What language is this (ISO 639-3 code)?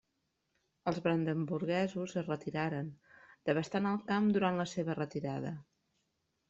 cat